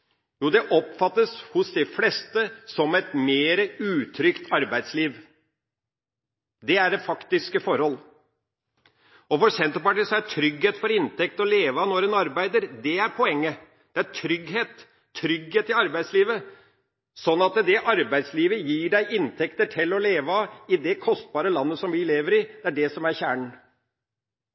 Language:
Norwegian Bokmål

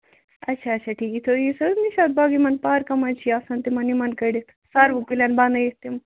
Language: Kashmiri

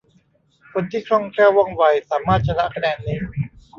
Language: Thai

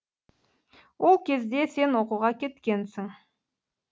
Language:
Kazakh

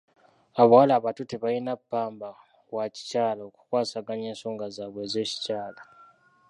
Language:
Ganda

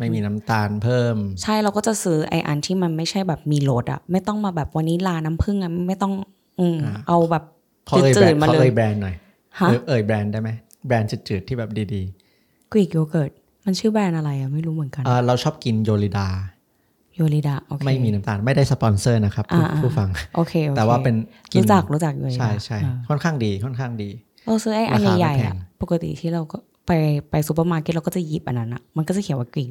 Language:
Thai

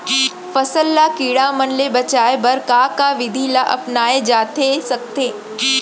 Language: Chhattisgarhi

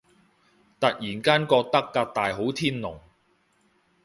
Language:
Cantonese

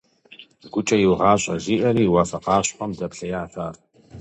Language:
Kabardian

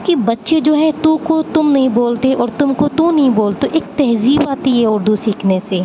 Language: Urdu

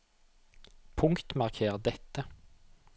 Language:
Norwegian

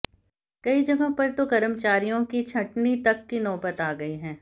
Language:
Hindi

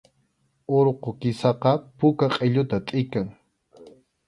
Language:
Arequipa-La Unión Quechua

